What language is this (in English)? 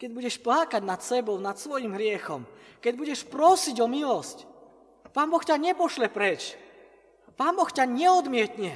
Slovak